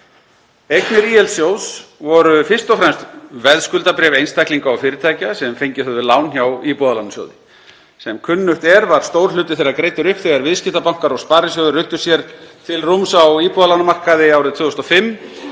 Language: Icelandic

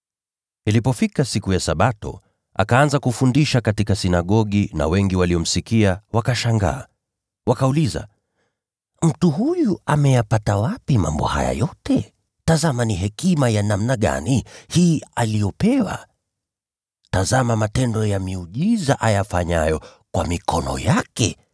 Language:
Swahili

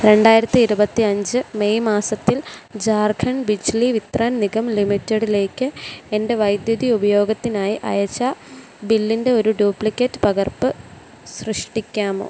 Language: Malayalam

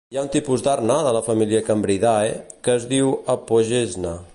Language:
Catalan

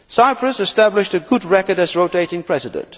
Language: English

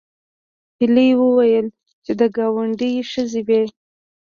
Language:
Pashto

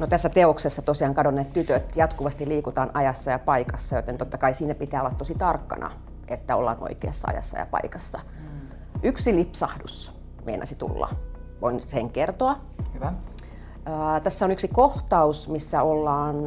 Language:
Finnish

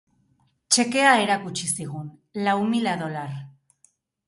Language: Basque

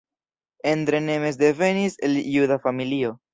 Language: Esperanto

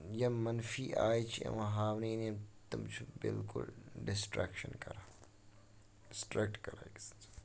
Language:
Kashmiri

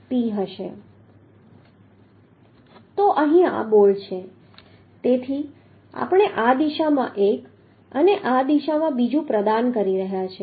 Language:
Gujarati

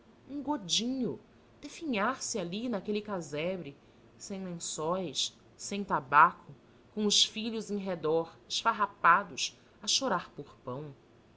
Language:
Portuguese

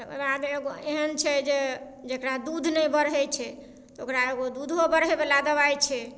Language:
Maithili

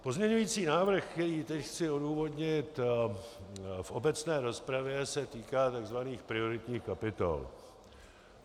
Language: Czech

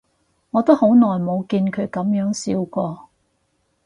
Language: Cantonese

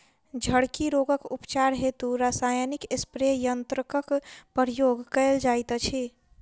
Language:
Maithili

